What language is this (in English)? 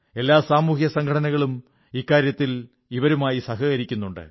Malayalam